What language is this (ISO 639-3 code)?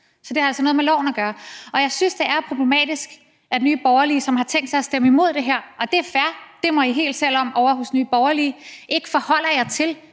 dan